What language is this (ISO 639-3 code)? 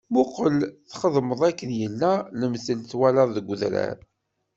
kab